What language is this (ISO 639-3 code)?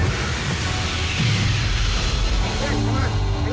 ind